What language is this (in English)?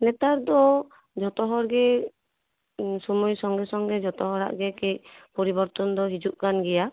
Santali